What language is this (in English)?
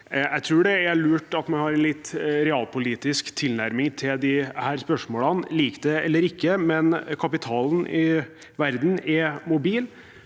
Norwegian